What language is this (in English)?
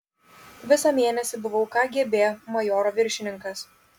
Lithuanian